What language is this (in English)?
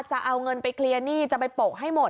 Thai